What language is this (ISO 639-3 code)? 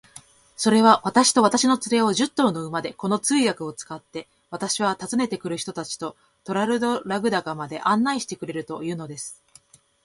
jpn